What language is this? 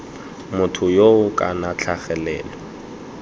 Tswana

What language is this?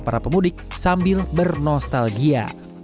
Indonesian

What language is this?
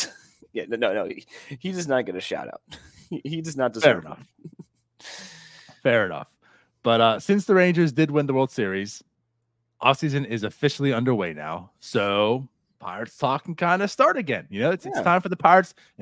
English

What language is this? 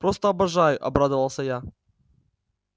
Russian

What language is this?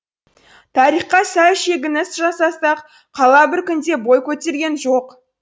Kazakh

